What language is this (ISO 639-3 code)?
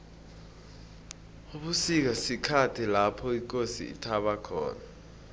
nbl